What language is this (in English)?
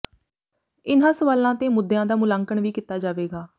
Punjabi